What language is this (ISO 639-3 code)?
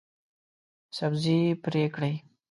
pus